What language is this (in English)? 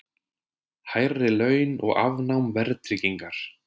Icelandic